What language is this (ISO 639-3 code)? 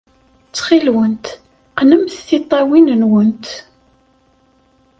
kab